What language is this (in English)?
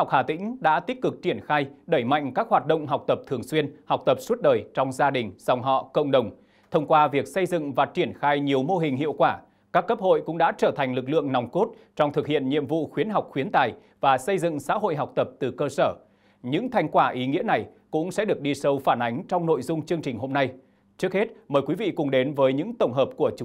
Vietnamese